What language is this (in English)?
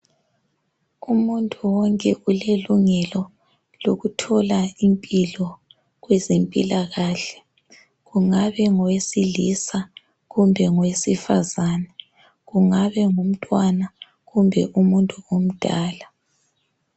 North Ndebele